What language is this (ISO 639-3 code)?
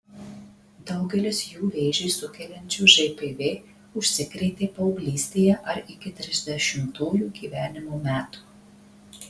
lit